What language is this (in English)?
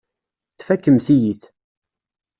Kabyle